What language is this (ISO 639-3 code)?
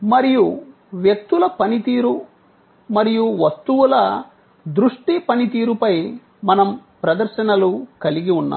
tel